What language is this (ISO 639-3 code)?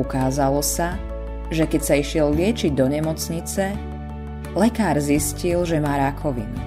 slk